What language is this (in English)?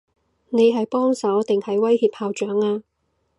Cantonese